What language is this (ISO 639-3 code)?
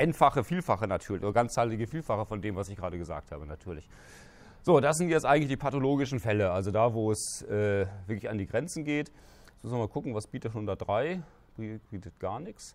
deu